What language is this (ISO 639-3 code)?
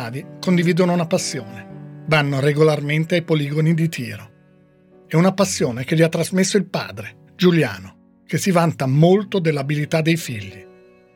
ita